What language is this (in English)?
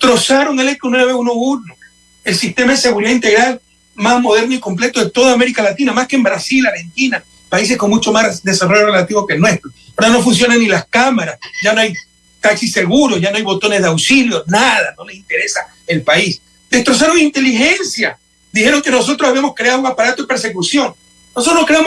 Spanish